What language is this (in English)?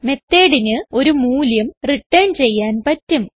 Malayalam